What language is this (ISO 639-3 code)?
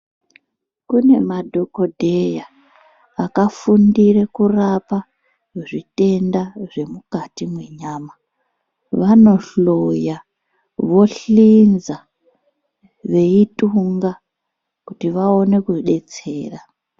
ndc